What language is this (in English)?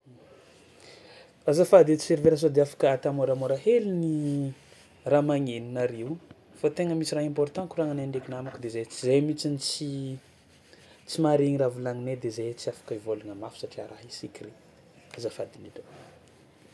Tsimihety Malagasy